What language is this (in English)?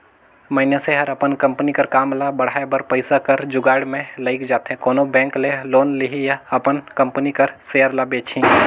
Chhattisgarhi